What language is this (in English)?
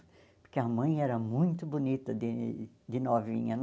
Portuguese